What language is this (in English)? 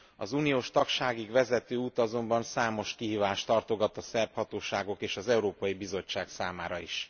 Hungarian